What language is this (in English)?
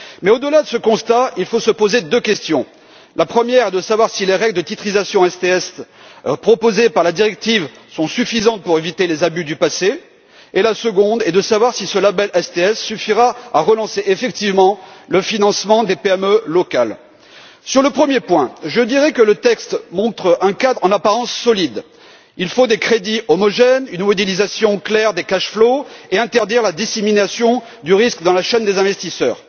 French